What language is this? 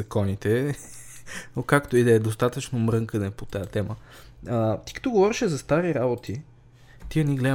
Bulgarian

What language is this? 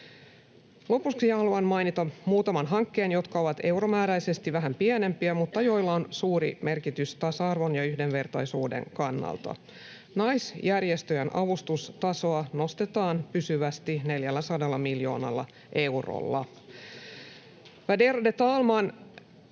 Finnish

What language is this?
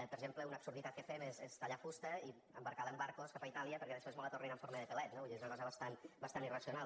Catalan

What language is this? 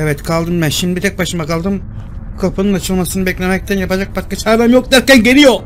Turkish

